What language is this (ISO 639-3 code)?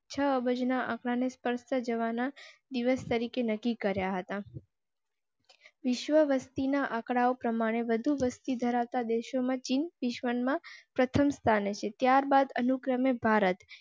guj